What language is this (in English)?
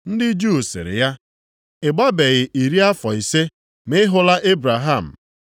Igbo